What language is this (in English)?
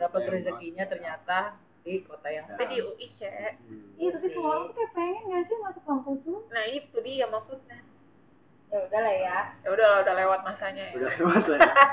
Indonesian